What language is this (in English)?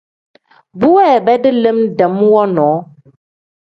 Tem